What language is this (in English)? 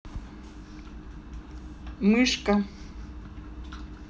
Russian